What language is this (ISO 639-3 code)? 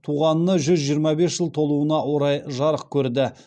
kaz